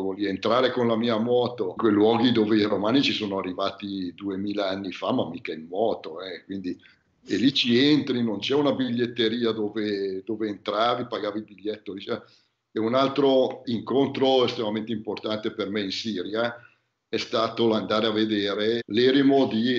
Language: Italian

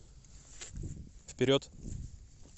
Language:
Russian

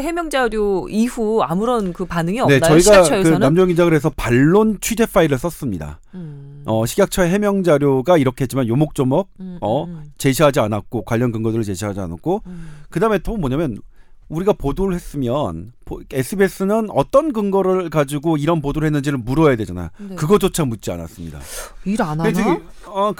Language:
Korean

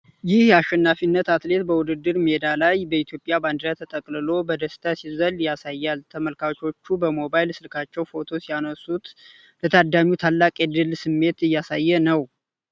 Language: Amharic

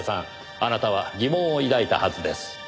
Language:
Japanese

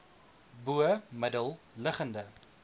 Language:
Afrikaans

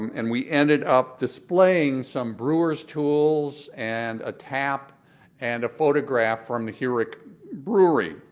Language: English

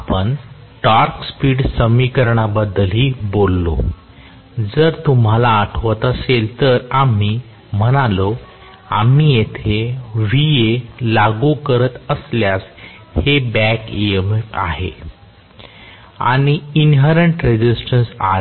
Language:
Marathi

